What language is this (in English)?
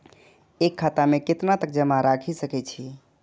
Maithili